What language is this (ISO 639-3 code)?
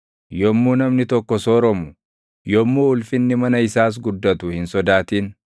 orm